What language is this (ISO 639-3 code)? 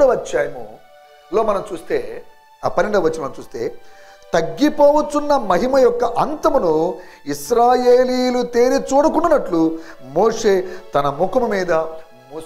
tel